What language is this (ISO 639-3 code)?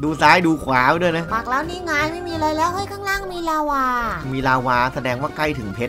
tha